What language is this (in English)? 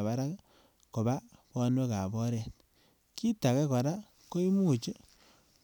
Kalenjin